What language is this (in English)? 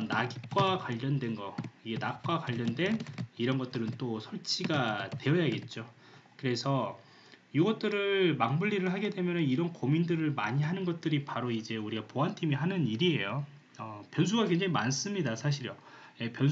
Korean